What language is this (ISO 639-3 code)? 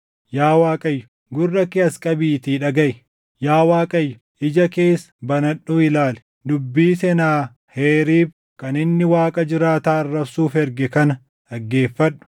orm